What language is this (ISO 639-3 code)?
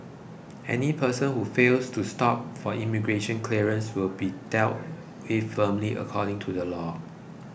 eng